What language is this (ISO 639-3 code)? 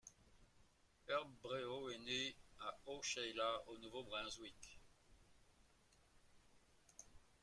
fra